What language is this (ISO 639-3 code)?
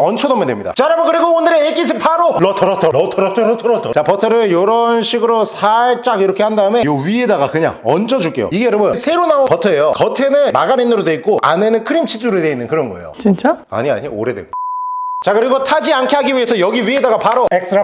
kor